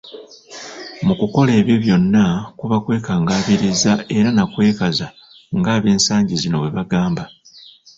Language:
Ganda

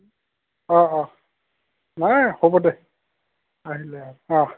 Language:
Assamese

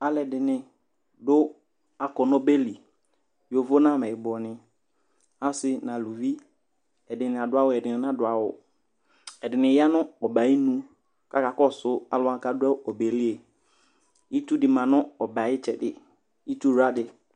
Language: Ikposo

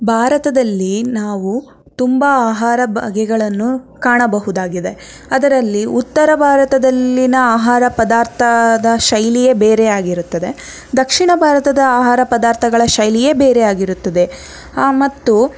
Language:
Kannada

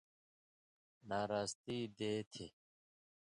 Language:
Indus Kohistani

